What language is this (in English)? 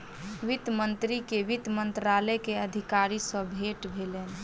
Maithili